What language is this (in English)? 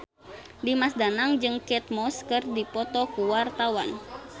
Sundanese